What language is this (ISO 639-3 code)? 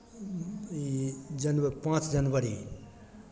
mai